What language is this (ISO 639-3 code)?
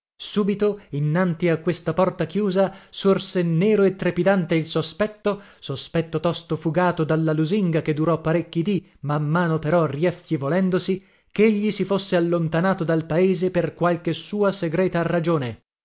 ita